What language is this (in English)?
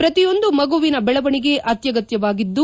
Kannada